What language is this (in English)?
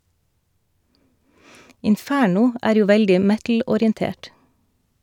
Norwegian